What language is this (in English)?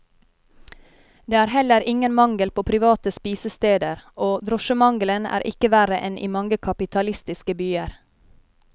Norwegian